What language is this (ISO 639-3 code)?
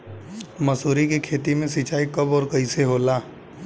bho